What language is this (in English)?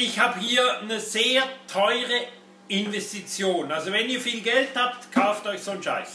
German